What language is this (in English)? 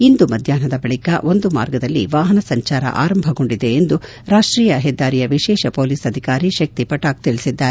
Kannada